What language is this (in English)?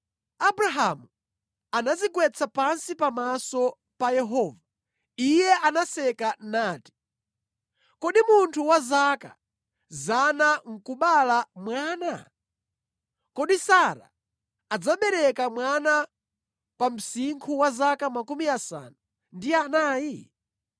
Nyanja